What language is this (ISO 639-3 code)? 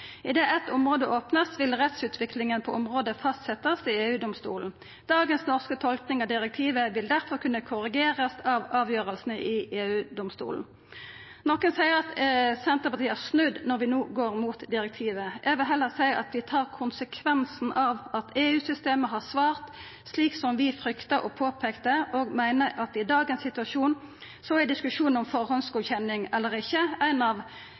nno